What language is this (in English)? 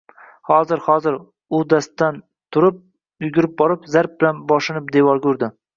Uzbek